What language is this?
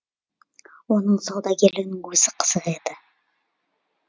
Kazakh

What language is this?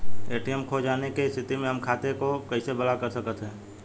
Bhojpuri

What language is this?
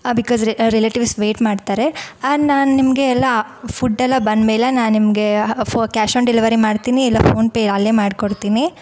Kannada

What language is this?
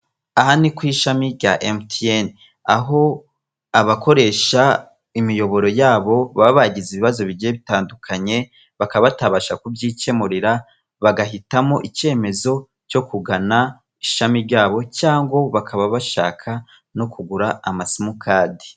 Kinyarwanda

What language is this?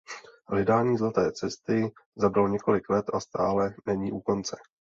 Czech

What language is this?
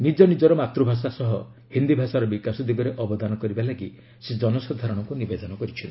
Odia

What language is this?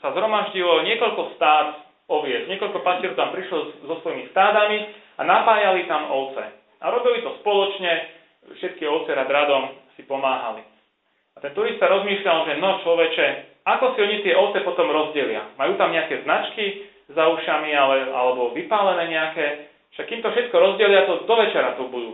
Slovak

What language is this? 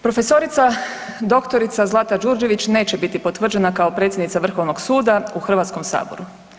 Croatian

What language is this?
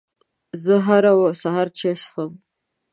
Pashto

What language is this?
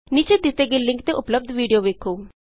Punjabi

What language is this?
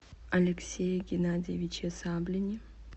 Russian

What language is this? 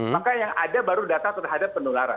Indonesian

